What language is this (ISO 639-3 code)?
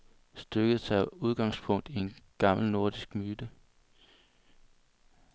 dan